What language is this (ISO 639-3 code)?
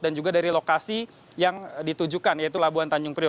ind